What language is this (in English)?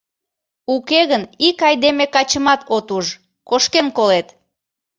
Mari